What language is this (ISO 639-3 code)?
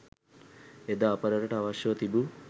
sin